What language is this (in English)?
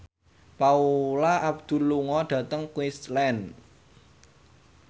Javanese